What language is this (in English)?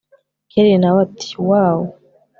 Kinyarwanda